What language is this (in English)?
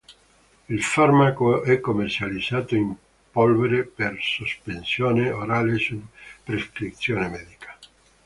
Italian